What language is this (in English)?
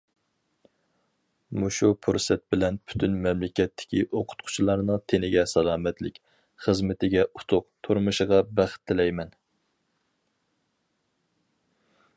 Uyghur